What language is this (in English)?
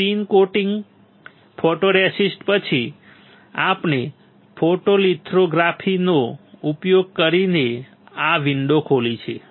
Gujarati